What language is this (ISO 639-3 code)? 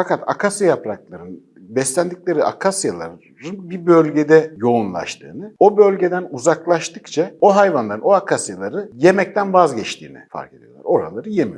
tur